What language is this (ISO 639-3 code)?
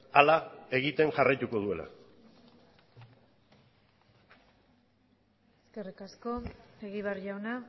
eus